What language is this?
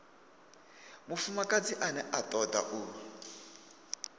Venda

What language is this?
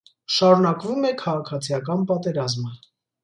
Armenian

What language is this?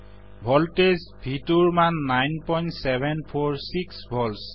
Assamese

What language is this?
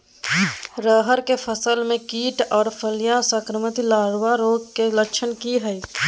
Maithili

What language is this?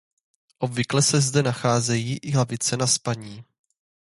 Czech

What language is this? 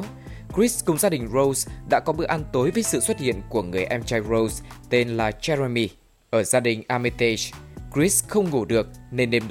Vietnamese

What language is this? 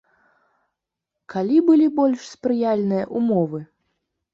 Belarusian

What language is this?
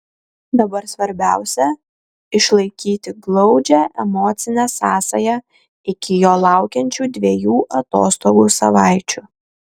Lithuanian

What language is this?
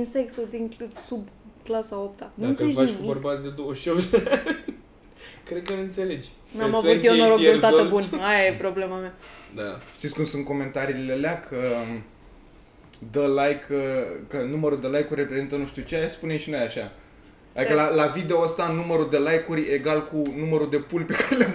Romanian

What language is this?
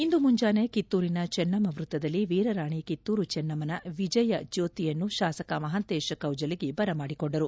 Kannada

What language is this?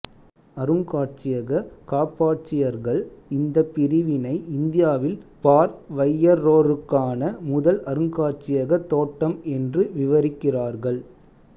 Tamil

